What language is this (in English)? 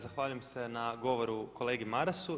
Croatian